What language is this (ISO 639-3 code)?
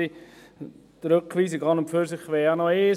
gsw